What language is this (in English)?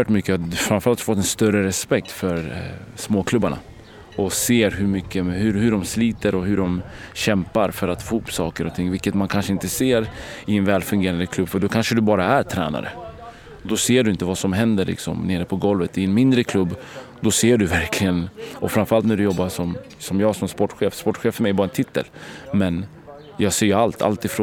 Swedish